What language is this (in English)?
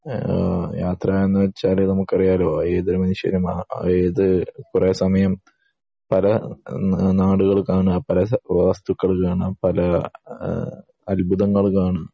Malayalam